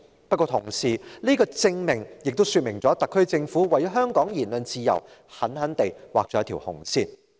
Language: Cantonese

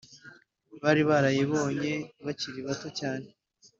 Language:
Kinyarwanda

